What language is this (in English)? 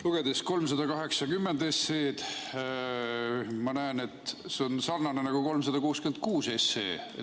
Estonian